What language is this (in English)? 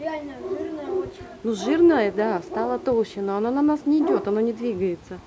Russian